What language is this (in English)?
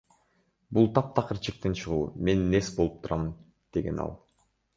Kyrgyz